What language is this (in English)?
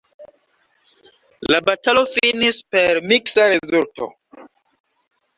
Esperanto